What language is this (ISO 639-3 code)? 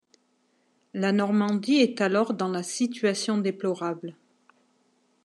fra